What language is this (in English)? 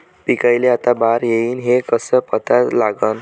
Marathi